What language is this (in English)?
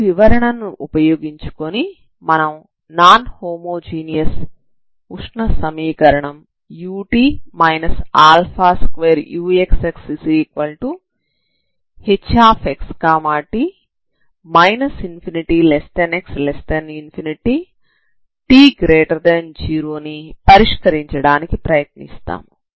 Telugu